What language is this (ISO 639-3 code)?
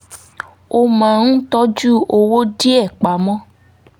yor